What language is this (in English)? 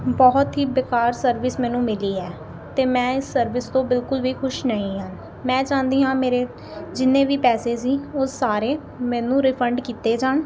Punjabi